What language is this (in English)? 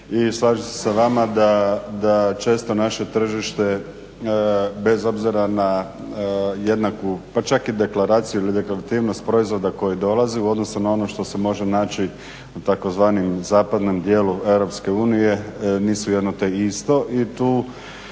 Croatian